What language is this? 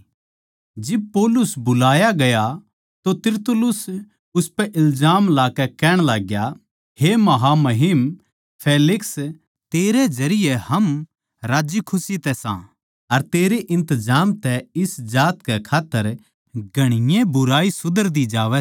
Haryanvi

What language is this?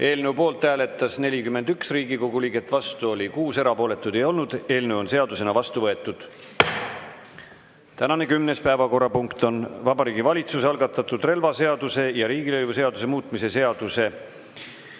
Estonian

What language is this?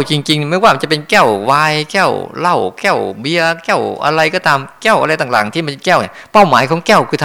Thai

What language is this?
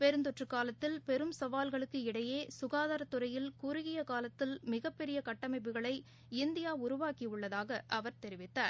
Tamil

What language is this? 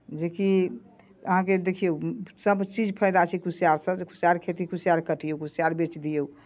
Maithili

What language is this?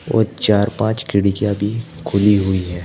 Hindi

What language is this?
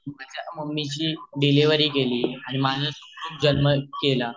Marathi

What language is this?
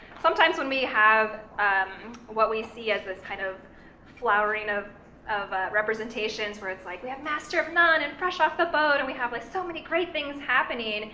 English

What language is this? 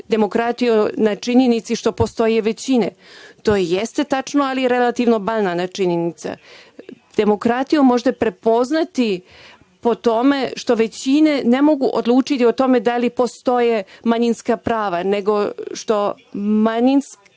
Serbian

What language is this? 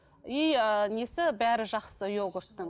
Kazakh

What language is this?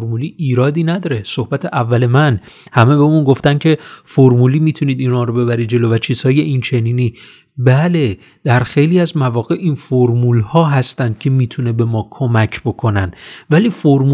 Persian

